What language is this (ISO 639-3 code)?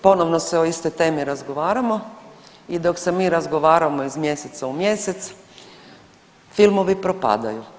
hrv